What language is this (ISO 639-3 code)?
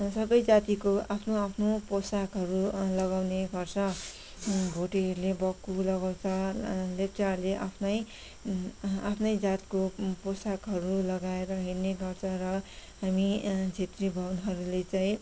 nep